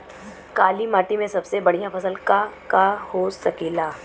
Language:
Bhojpuri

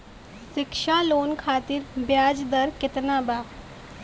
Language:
Bhojpuri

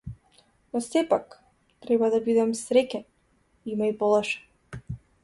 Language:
Macedonian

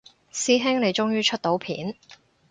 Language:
Cantonese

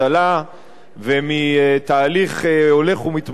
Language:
Hebrew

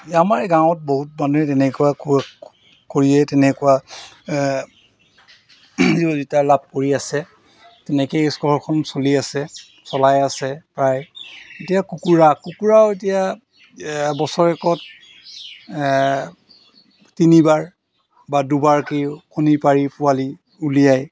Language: Assamese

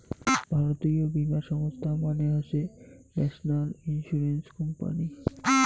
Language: Bangla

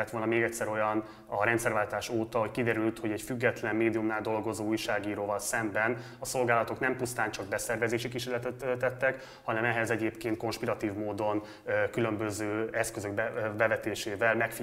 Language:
Hungarian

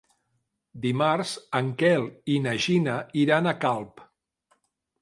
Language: Catalan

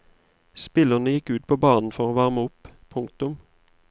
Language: Norwegian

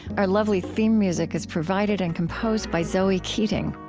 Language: English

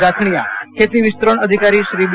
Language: Gujarati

